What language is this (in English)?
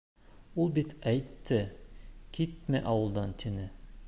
Bashkir